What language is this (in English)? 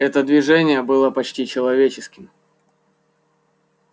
Russian